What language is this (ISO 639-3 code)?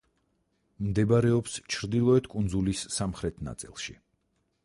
kat